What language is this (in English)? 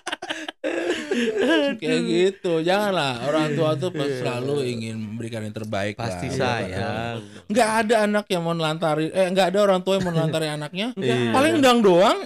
Indonesian